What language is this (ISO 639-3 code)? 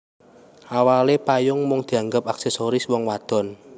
jav